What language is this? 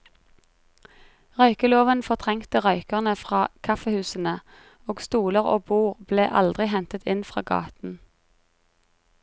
Norwegian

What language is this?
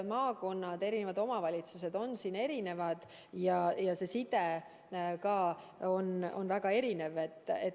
Estonian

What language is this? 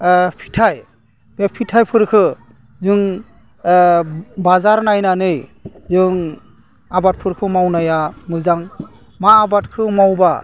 Bodo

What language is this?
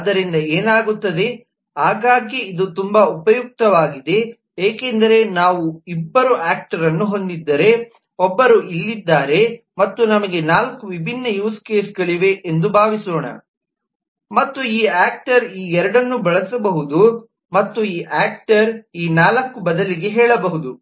Kannada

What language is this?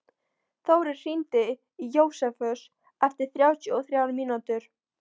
Icelandic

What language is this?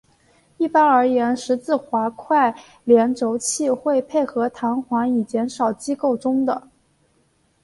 Chinese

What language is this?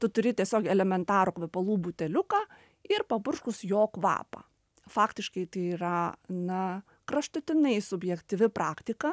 Lithuanian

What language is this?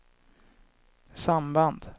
Swedish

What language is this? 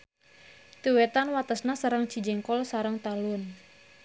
Sundanese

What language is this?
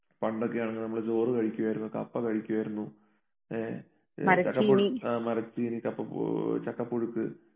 Malayalam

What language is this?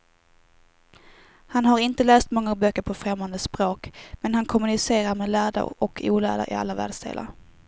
Swedish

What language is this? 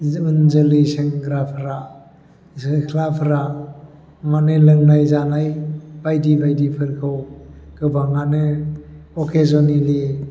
Bodo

